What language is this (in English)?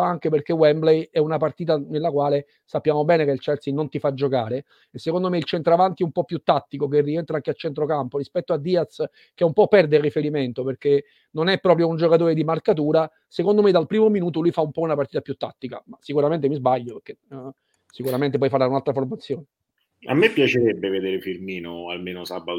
Italian